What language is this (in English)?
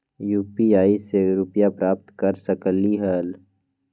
Magahi